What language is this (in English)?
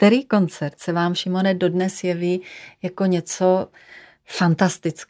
Czech